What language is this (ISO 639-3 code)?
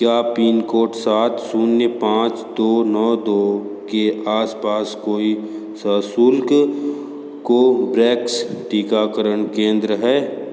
hin